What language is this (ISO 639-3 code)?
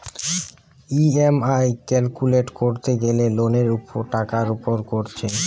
ben